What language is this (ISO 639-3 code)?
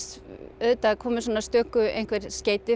isl